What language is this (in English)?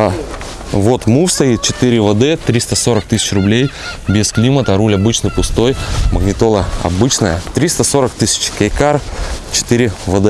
Russian